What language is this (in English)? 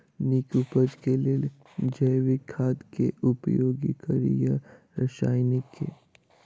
Maithili